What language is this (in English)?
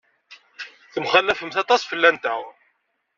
Kabyle